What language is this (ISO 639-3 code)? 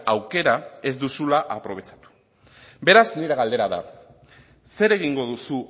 eus